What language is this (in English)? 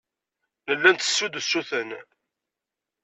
Kabyle